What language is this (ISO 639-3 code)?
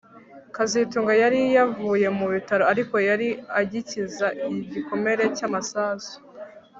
kin